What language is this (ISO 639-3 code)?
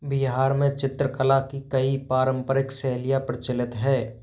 hin